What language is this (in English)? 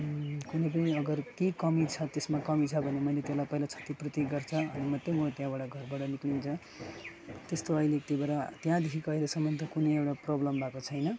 Nepali